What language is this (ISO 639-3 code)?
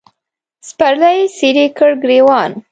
pus